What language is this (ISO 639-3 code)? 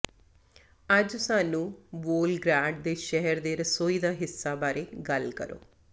pan